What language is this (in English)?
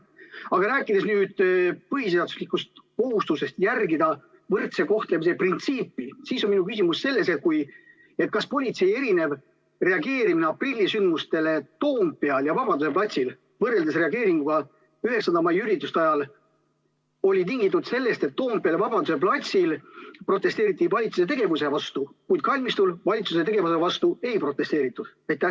Estonian